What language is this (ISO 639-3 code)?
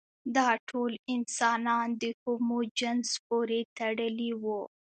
pus